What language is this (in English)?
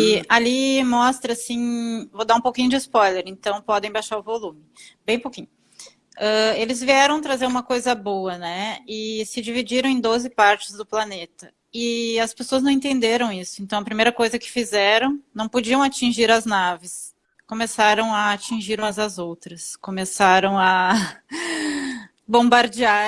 Portuguese